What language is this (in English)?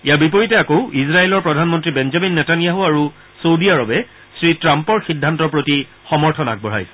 Assamese